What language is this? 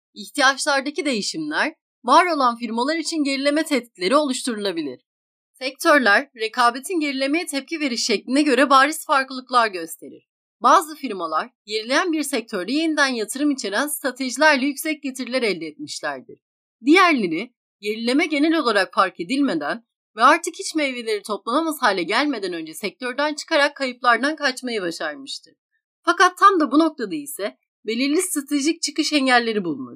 Turkish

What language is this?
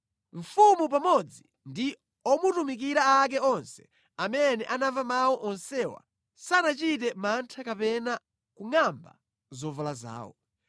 Nyanja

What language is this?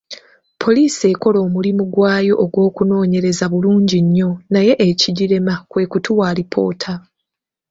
Ganda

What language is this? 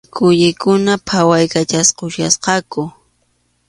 Arequipa-La Unión Quechua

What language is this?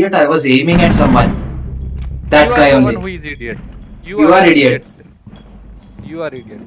English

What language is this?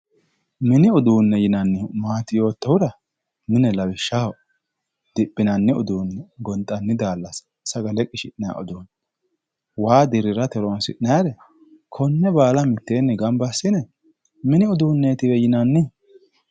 Sidamo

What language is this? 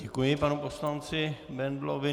Czech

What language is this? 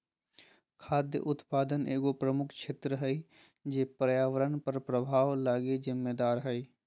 Magahi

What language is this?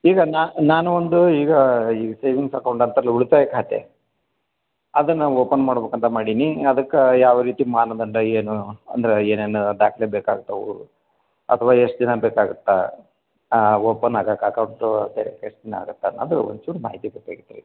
Kannada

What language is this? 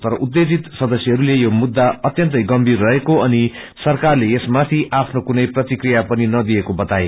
Nepali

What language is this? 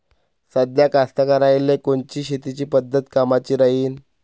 Marathi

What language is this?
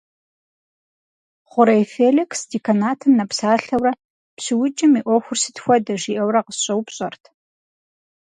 Kabardian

